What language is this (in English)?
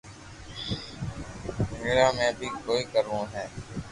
Loarki